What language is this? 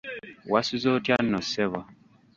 Ganda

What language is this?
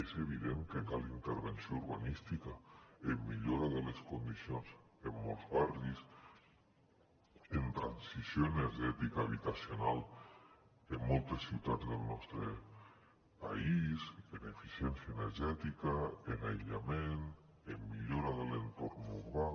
Catalan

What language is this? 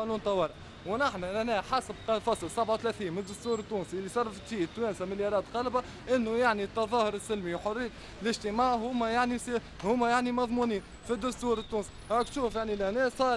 Arabic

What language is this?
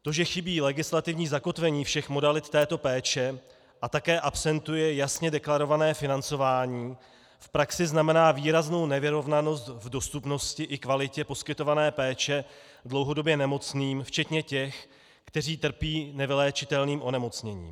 Czech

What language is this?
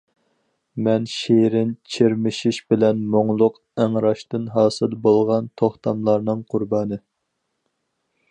Uyghur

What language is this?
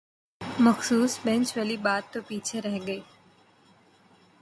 Urdu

